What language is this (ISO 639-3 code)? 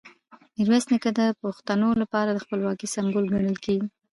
pus